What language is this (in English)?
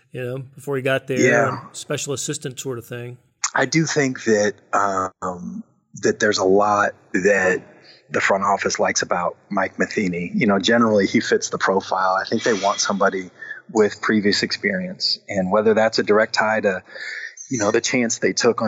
English